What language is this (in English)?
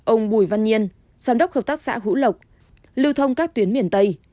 Vietnamese